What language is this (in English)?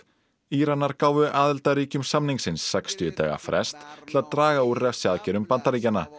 Icelandic